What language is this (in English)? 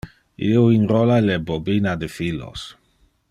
Interlingua